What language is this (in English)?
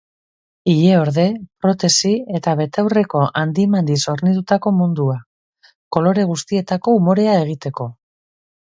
Basque